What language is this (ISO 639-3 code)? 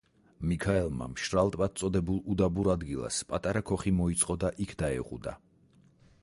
kat